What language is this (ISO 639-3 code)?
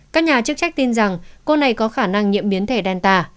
vie